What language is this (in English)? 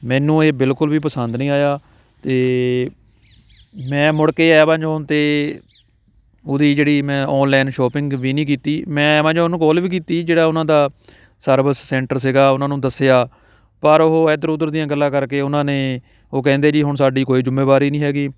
Punjabi